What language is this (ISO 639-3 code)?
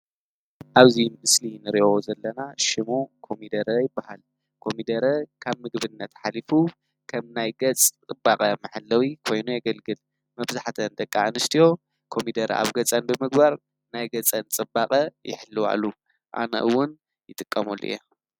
tir